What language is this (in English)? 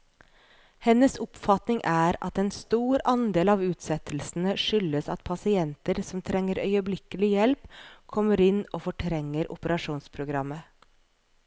Norwegian